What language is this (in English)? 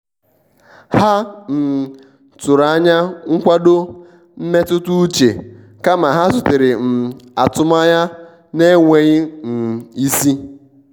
Igbo